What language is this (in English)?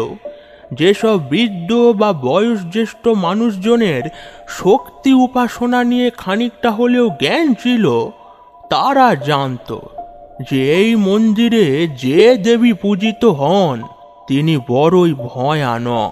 Bangla